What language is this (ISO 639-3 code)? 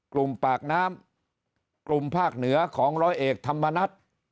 tha